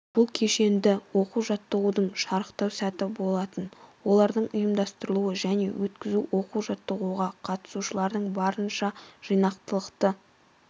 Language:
Kazakh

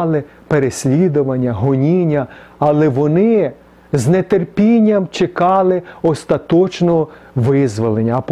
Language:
Ukrainian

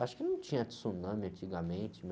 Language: Portuguese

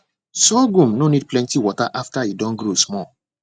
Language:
Nigerian Pidgin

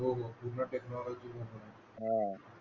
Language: Marathi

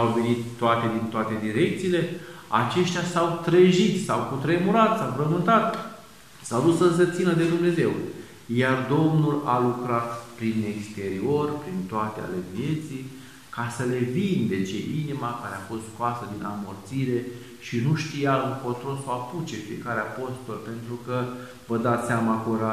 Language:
Romanian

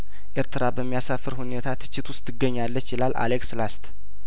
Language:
Amharic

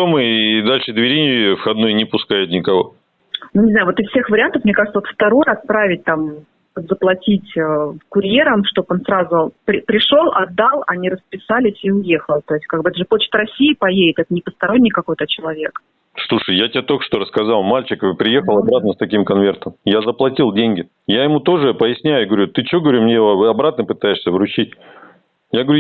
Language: Russian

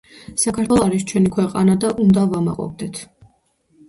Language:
Georgian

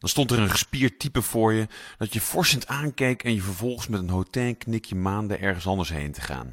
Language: Dutch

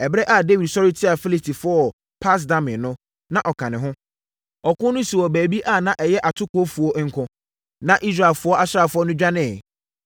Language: Akan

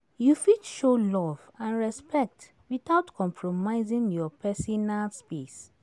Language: Nigerian Pidgin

